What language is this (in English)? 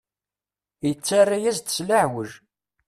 Kabyle